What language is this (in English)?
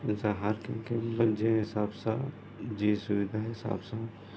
Sindhi